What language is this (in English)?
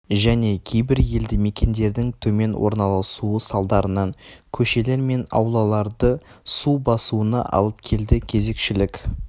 Kazakh